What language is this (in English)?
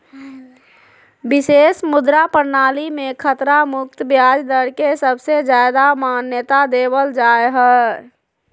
Magahi